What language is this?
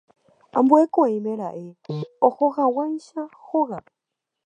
Guarani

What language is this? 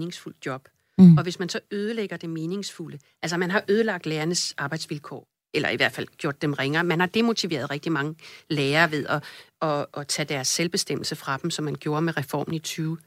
Danish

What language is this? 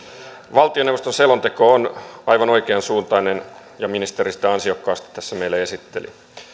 Finnish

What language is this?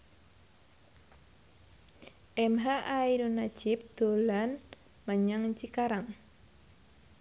Javanese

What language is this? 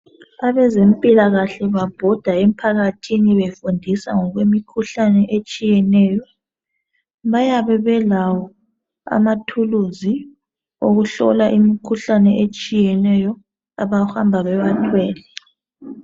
North Ndebele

